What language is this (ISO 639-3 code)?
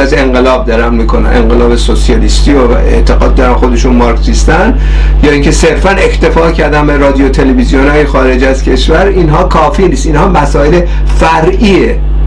fas